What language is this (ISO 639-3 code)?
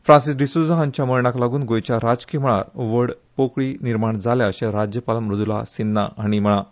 kok